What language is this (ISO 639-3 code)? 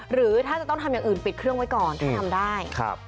tha